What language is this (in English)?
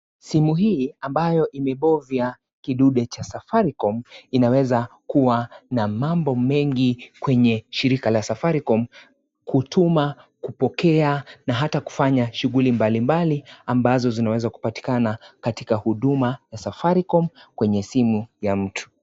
Swahili